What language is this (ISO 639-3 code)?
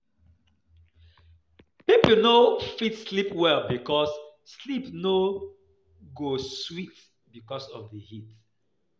pcm